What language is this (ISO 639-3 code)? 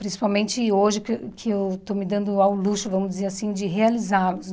por